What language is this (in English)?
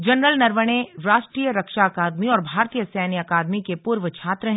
Hindi